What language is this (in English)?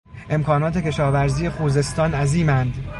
Persian